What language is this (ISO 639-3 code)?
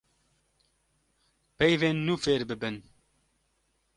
kur